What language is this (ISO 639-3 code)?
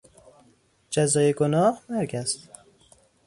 fas